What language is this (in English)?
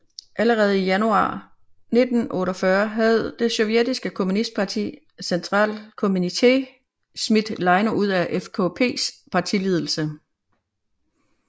Danish